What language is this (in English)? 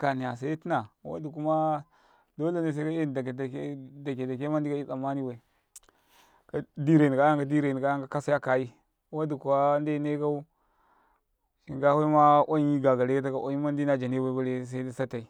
Karekare